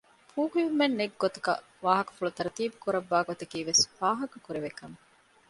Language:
Divehi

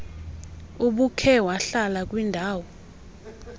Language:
Xhosa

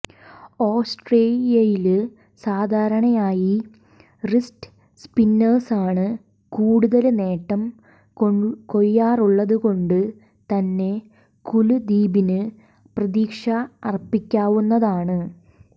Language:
Malayalam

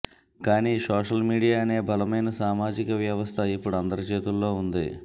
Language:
Telugu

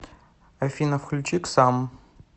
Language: Russian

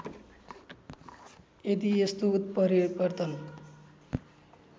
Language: Nepali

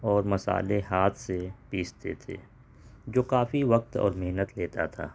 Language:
Urdu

